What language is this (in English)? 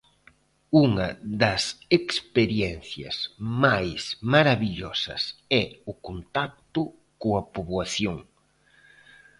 Galician